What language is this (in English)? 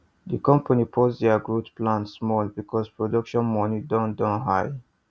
Nigerian Pidgin